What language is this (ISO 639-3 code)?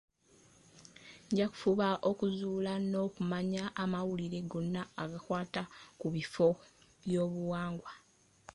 lug